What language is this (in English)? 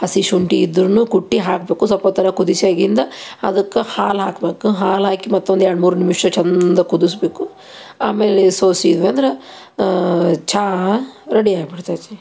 Kannada